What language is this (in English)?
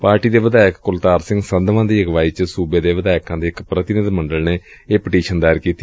Punjabi